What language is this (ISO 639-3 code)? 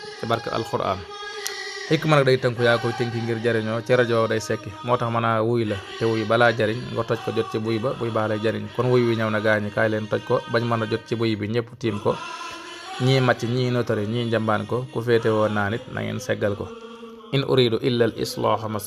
ind